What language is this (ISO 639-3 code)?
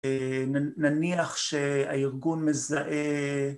heb